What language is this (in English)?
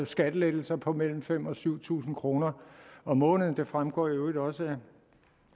Danish